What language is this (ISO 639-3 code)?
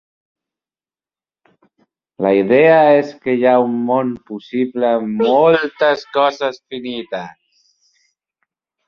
cat